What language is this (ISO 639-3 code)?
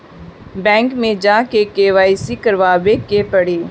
bho